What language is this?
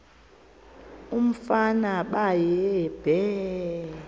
Xhosa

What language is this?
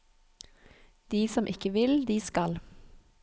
Norwegian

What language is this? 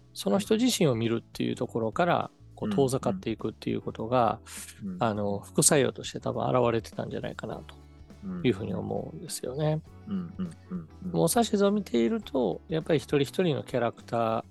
Japanese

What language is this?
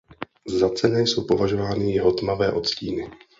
Czech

